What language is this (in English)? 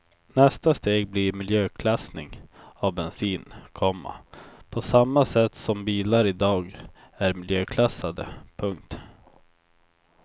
Swedish